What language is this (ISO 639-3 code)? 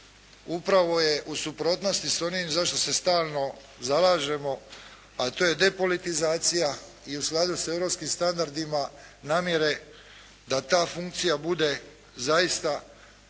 hrv